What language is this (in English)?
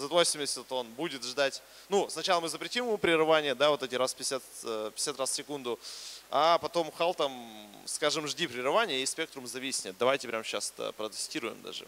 Russian